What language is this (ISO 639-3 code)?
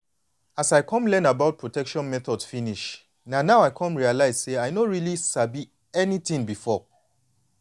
pcm